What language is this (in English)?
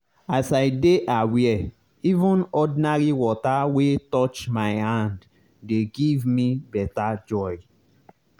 Nigerian Pidgin